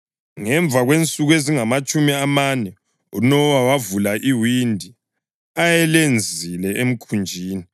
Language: North Ndebele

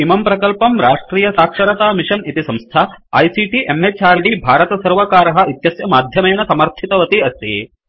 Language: Sanskrit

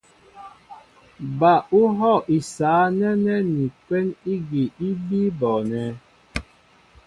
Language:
Mbo (Cameroon)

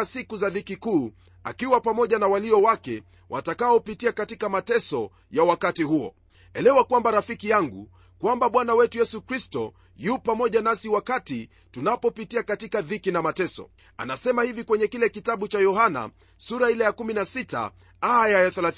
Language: Swahili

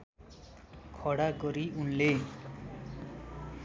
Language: Nepali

